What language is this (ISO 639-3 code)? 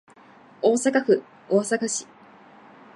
jpn